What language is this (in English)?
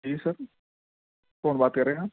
Urdu